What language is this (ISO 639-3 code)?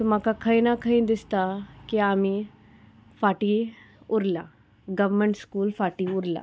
kok